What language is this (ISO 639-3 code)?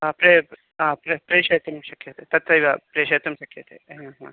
san